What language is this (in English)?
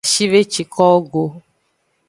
Aja (Benin)